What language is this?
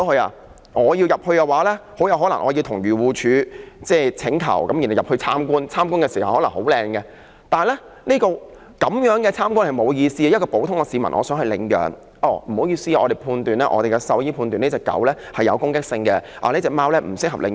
Cantonese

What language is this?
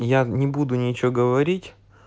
Russian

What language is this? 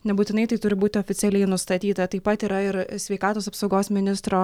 Lithuanian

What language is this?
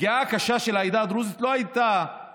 Hebrew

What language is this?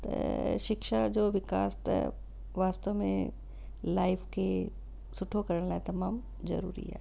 Sindhi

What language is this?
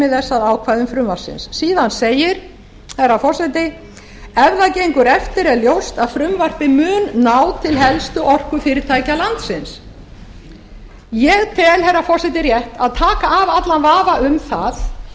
Icelandic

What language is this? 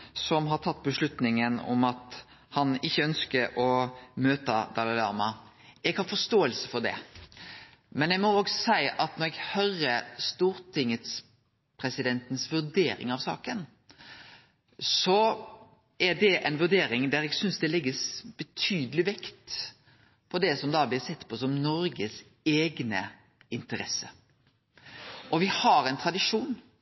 Norwegian Nynorsk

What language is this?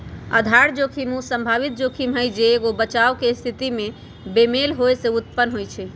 Magahi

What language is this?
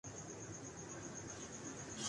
Urdu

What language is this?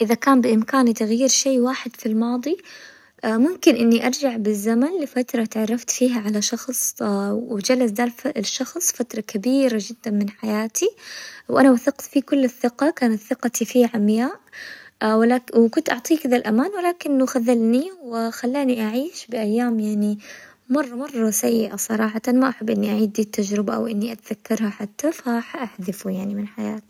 Hijazi Arabic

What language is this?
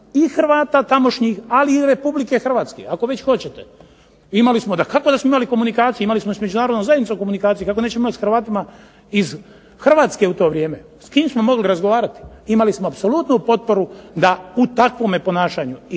Croatian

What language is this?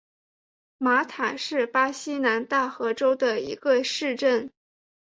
Chinese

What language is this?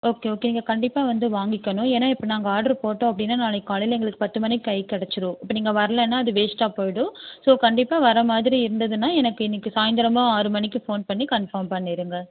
Tamil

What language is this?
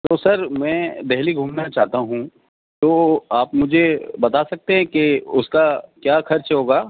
Urdu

